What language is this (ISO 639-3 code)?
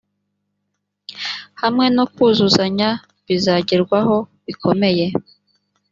kin